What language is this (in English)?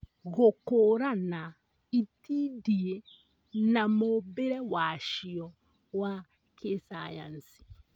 Kikuyu